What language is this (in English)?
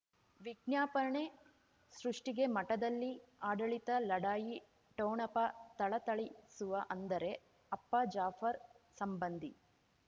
Kannada